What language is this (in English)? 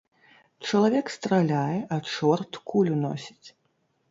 Belarusian